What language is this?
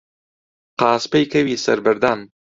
Central Kurdish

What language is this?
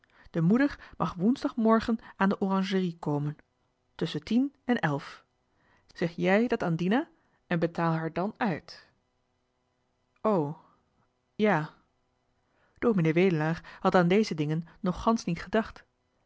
Dutch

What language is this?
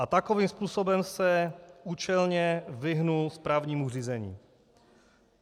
Czech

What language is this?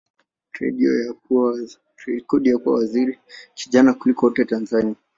Swahili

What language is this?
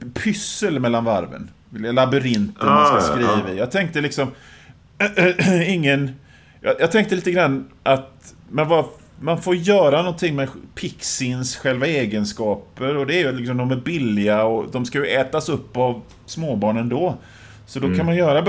Swedish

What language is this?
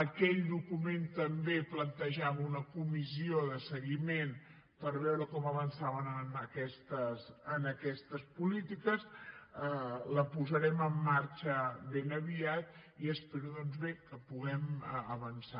Catalan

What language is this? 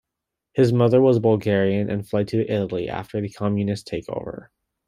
English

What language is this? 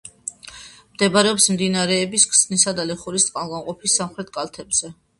Georgian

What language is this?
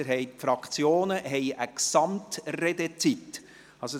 Swiss German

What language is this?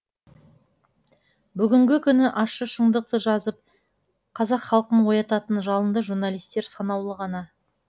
Kazakh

